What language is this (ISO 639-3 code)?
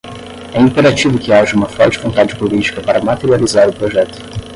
por